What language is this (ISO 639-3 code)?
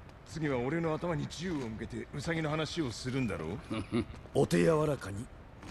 jpn